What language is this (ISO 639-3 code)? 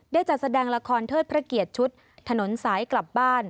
tha